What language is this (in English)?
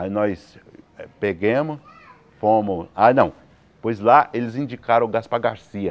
Portuguese